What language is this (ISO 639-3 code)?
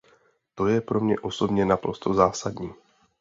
ces